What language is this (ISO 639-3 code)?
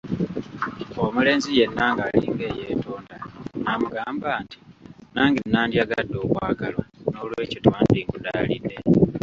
lug